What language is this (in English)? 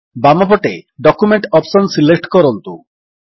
Odia